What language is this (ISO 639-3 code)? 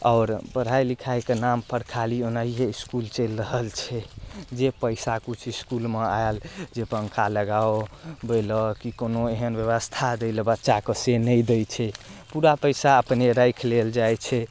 mai